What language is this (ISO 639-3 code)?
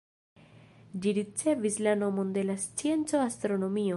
epo